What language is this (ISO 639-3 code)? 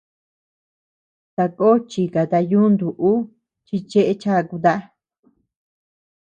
cux